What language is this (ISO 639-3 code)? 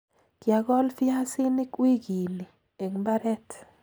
kln